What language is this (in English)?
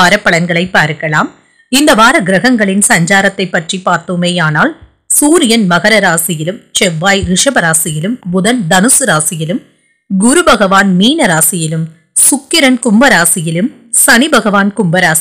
Turkish